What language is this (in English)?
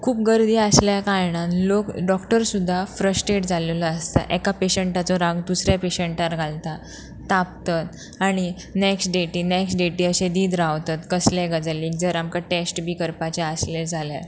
Konkani